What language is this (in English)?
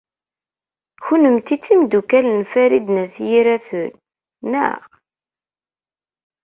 Kabyle